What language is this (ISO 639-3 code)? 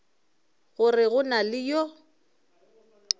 nso